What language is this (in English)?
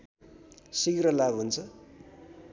Nepali